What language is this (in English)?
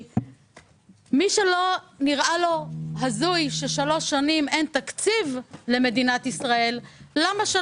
Hebrew